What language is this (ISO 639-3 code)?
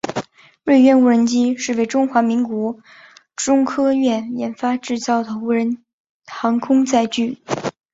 zho